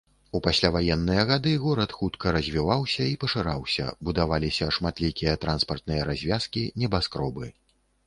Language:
Belarusian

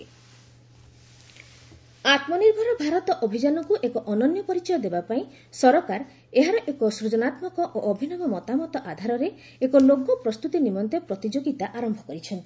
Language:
Odia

